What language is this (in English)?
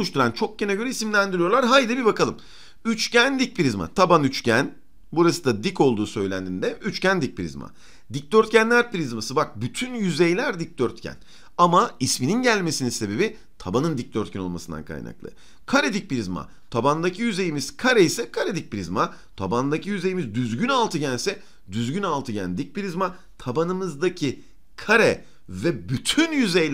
Turkish